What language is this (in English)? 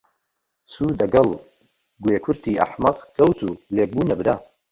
Central Kurdish